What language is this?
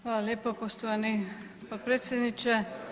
Croatian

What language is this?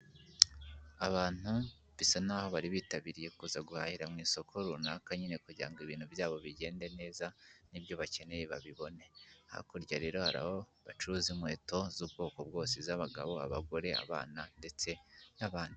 Kinyarwanda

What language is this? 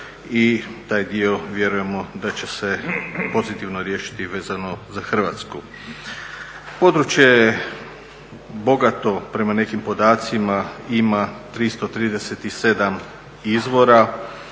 Croatian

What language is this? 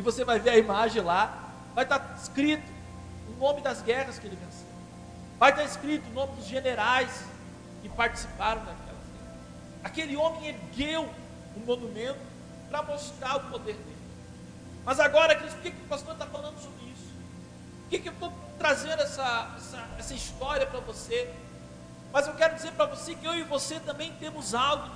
Portuguese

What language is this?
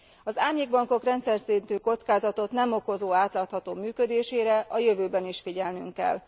Hungarian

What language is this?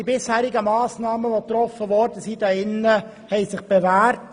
Swiss German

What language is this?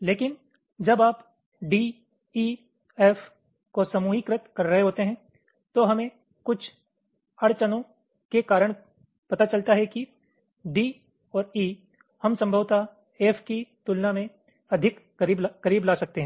Hindi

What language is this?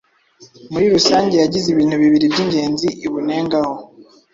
Kinyarwanda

